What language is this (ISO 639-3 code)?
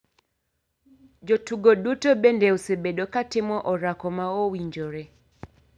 luo